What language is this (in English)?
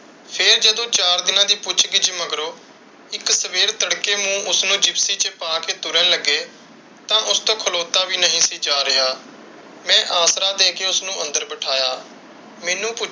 Punjabi